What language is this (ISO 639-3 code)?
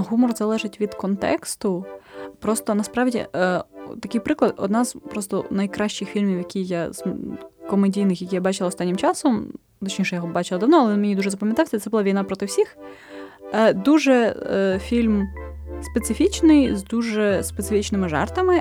ukr